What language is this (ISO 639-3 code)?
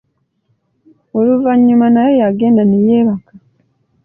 lug